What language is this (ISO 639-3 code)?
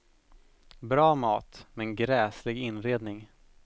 swe